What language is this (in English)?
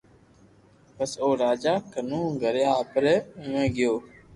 Loarki